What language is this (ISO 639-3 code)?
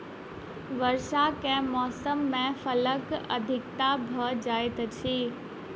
mai